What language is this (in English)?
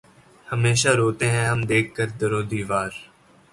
Urdu